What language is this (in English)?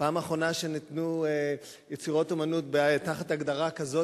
Hebrew